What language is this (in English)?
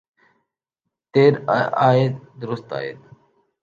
Urdu